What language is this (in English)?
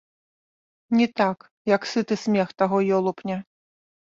Belarusian